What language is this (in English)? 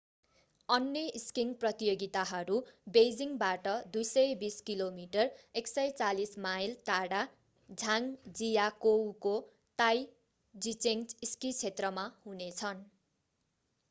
Nepali